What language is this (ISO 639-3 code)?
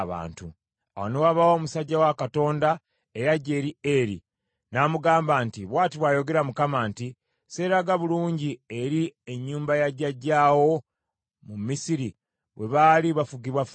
lug